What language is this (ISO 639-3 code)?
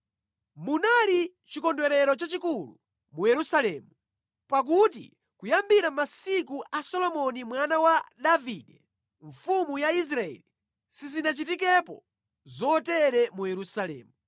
nya